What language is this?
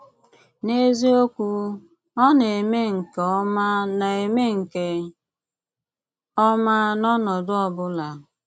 Igbo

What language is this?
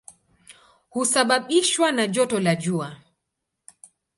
Swahili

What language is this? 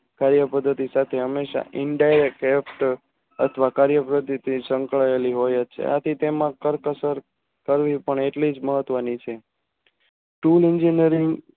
Gujarati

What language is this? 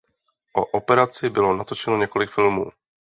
Czech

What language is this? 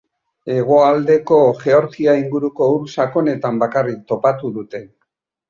Basque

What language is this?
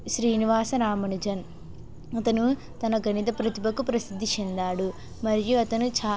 Telugu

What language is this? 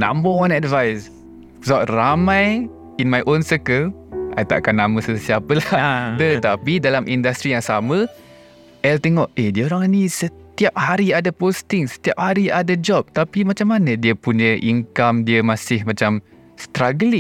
Malay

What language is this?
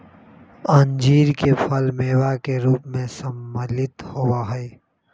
Magahi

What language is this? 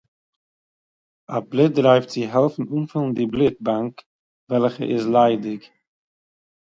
Yiddish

